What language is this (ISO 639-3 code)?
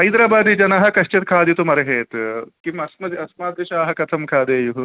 san